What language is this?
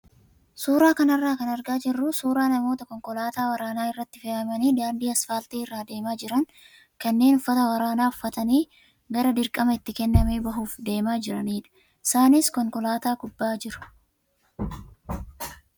Oromo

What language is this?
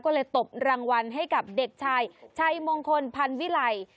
Thai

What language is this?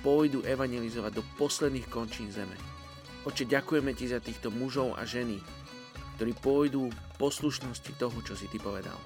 Slovak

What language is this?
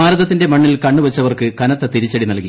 Malayalam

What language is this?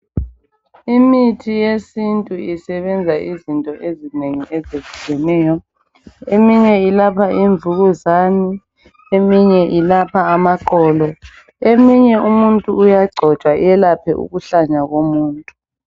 North Ndebele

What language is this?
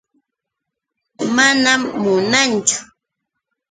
Yauyos Quechua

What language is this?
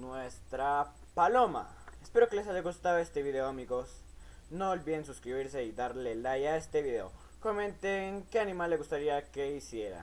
Spanish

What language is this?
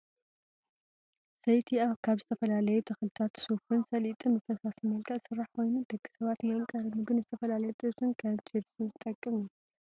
Tigrinya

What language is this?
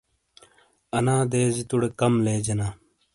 Shina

